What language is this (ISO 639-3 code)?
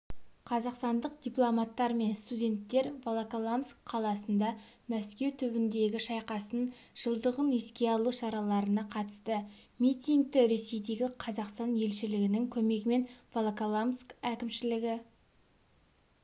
kaz